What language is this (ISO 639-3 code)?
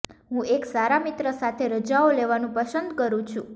guj